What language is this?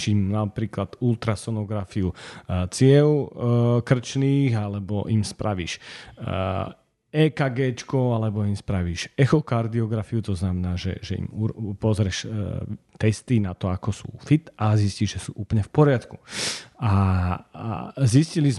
Slovak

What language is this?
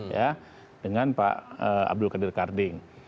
Indonesian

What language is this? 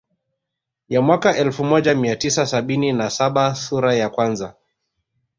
Swahili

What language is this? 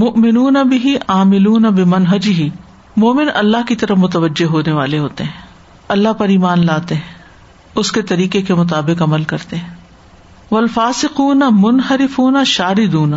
Urdu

